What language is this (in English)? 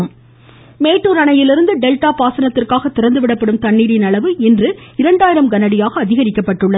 Tamil